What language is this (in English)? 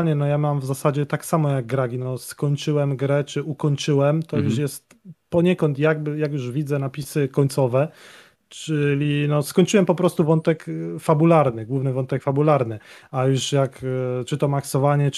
Polish